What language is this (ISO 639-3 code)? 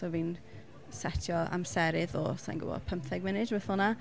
cym